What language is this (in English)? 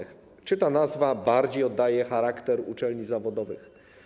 Polish